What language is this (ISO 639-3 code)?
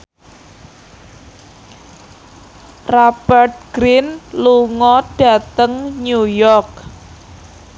jav